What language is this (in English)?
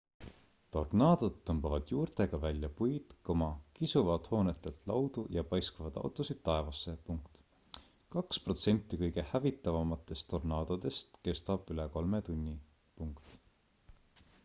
Estonian